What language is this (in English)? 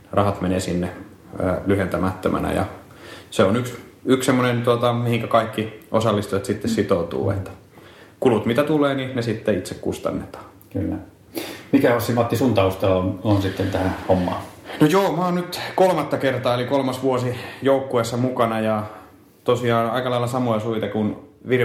Finnish